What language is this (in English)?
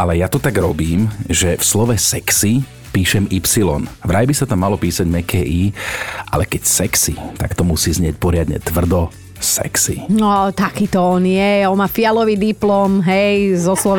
Slovak